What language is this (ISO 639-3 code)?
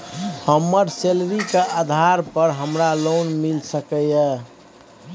mai